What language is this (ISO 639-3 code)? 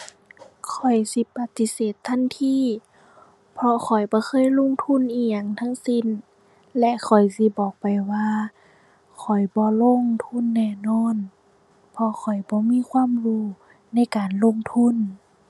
tha